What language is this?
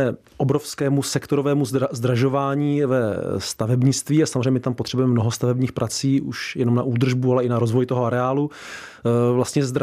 Czech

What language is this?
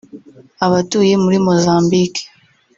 Kinyarwanda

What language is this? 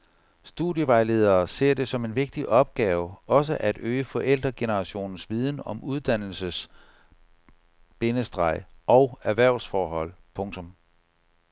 Danish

